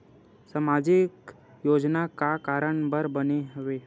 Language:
Chhattisgarhi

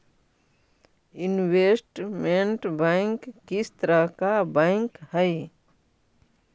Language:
Magahi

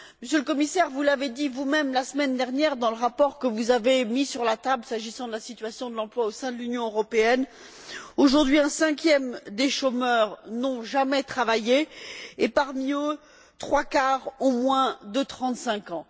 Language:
French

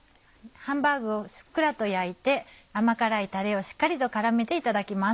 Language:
Japanese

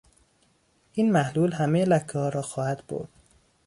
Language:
Persian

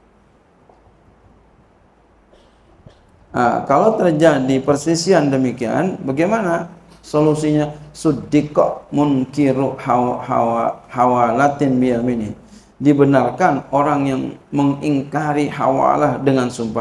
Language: Indonesian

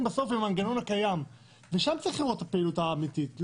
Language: Hebrew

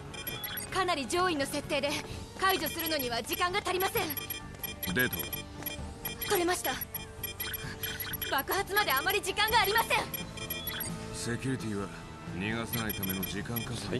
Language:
Japanese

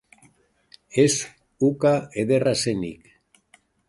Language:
Basque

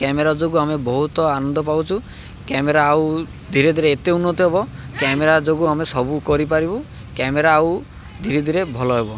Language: Odia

